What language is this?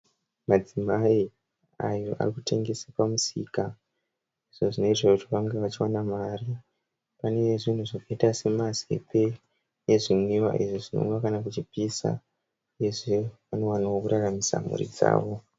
Shona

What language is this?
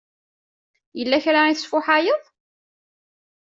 Kabyle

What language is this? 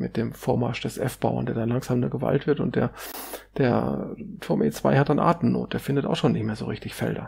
German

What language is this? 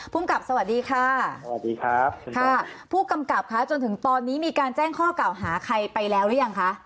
Thai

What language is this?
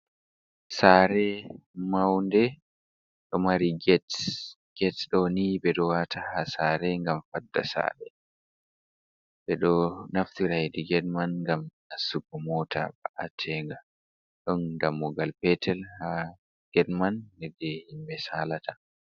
Fula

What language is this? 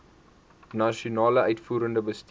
Afrikaans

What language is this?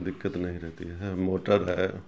Urdu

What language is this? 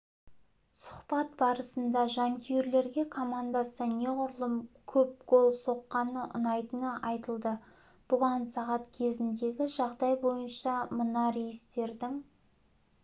Kazakh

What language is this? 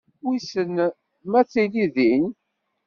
Kabyle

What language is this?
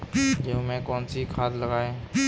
Hindi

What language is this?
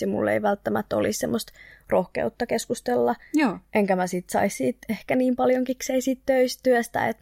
Finnish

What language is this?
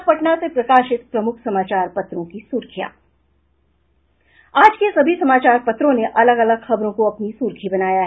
Hindi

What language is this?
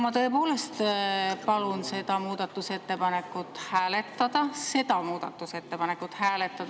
Estonian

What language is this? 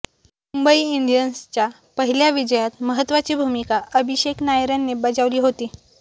Marathi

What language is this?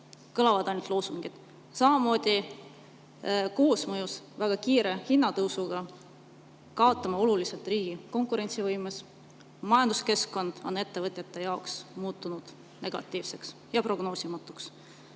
Estonian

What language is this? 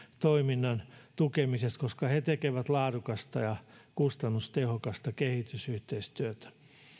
Finnish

